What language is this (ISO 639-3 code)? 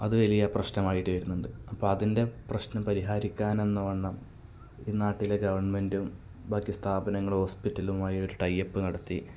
mal